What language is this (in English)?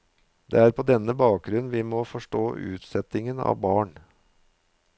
Norwegian